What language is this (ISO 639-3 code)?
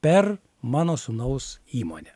lit